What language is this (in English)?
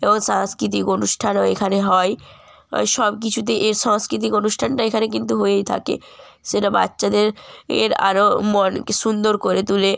Bangla